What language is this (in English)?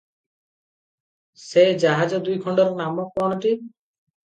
Odia